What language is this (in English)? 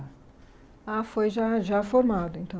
Portuguese